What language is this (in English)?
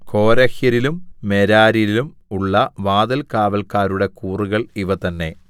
Malayalam